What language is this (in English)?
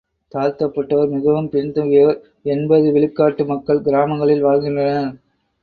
Tamil